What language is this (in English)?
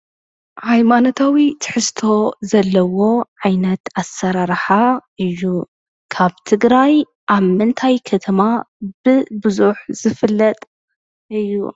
Tigrinya